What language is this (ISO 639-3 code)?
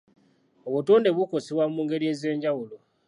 lug